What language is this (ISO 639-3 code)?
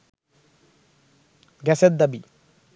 ben